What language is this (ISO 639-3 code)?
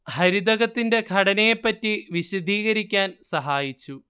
mal